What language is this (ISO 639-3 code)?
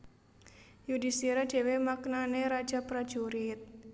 jav